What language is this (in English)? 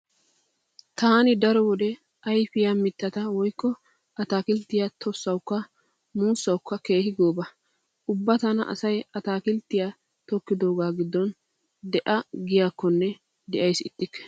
Wolaytta